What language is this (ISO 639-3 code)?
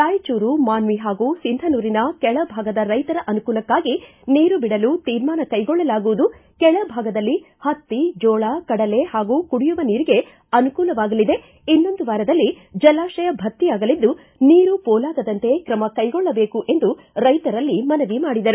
kan